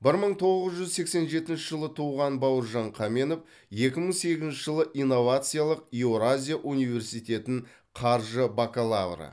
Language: Kazakh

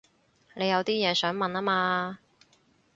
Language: Cantonese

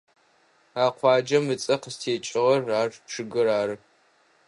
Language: Adyghe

